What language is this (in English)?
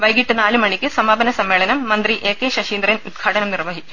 Malayalam